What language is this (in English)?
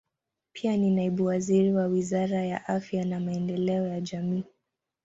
Swahili